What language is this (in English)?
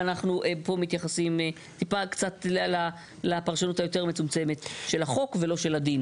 Hebrew